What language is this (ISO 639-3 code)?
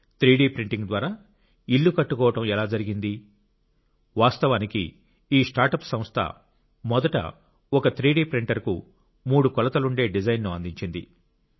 tel